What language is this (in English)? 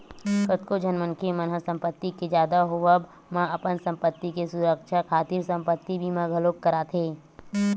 Chhattisgarhi